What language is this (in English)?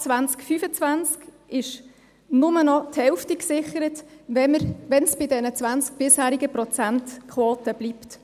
Swiss German